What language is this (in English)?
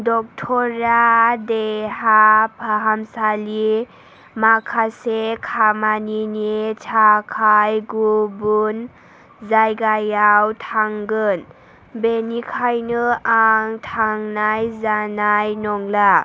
Bodo